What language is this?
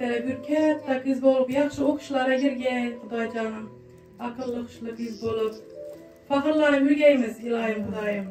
Turkish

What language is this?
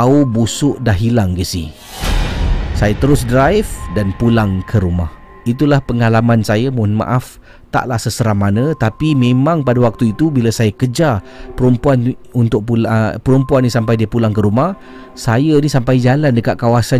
Malay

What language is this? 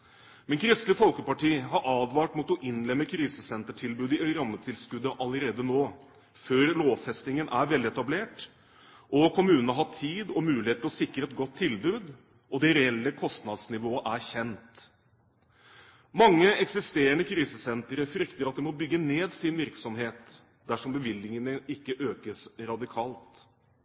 Norwegian Bokmål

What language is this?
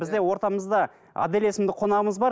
Kazakh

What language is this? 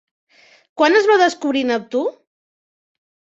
Catalan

